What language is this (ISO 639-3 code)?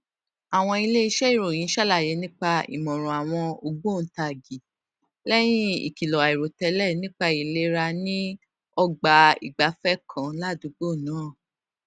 yor